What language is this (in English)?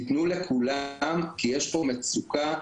Hebrew